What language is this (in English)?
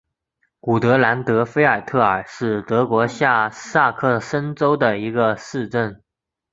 Chinese